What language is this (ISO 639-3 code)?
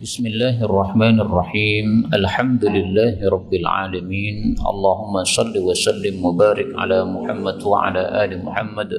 ind